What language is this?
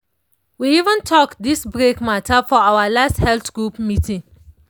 Nigerian Pidgin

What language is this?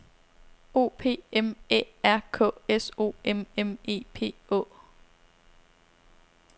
Danish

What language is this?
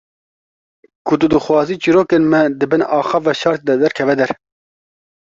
Kurdish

